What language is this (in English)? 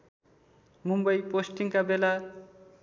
Nepali